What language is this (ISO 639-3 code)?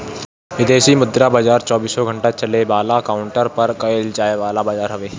bho